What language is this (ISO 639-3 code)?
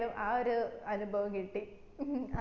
mal